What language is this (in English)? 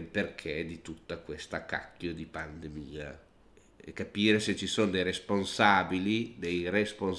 Italian